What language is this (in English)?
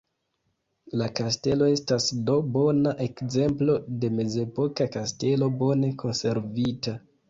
Esperanto